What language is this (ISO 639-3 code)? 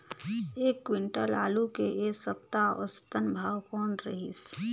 hne